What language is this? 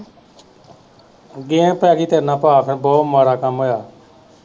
Punjabi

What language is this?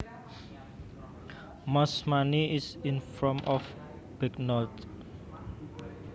Javanese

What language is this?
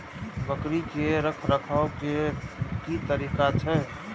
Maithili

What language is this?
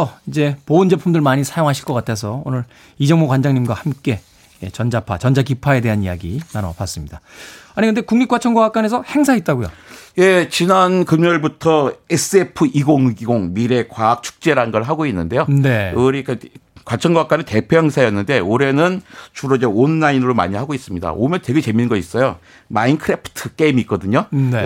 Korean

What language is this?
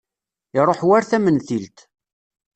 Kabyle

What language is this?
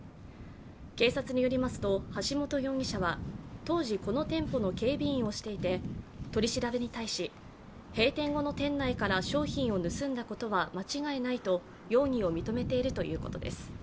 Japanese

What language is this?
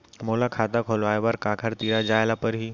Chhattisgarhi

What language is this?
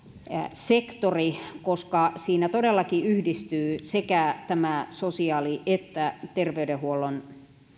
Finnish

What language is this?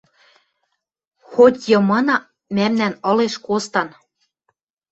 Western Mari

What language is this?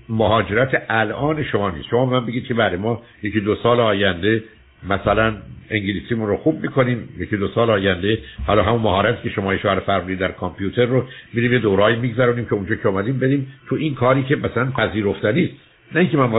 Persian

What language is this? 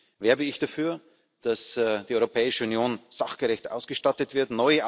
German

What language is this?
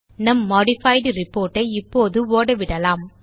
Tamil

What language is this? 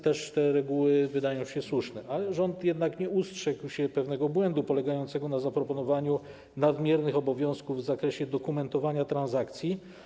Polish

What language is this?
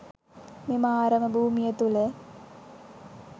Sinhala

